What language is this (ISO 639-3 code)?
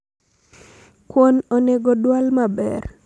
luo